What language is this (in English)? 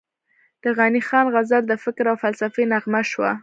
Pashto